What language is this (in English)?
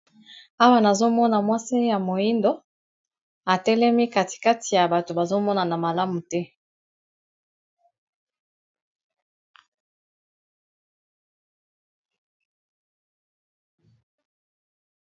Lingala